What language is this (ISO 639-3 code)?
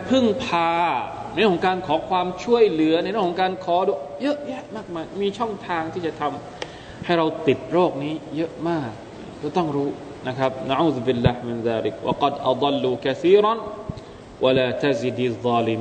tha